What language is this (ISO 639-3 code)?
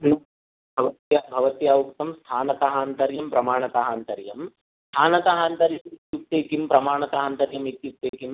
san